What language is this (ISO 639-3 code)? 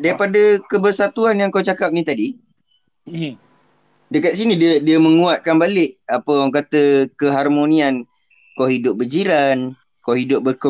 msa